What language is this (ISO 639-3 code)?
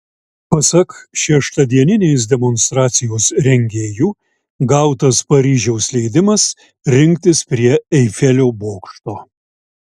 lit